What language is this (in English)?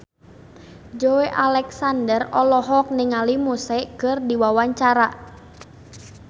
Sundanese